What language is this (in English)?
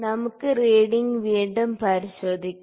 Malayalam